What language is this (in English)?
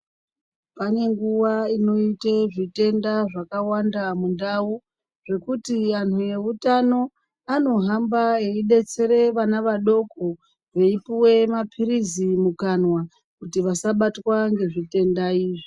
Ndau